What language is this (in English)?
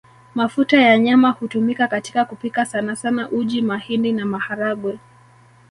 Swahili